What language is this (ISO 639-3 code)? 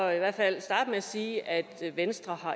dan